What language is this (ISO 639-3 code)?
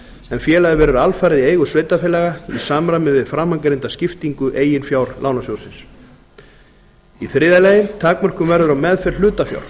isl